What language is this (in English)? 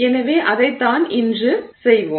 Tamil